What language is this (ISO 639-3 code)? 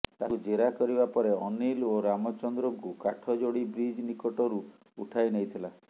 ori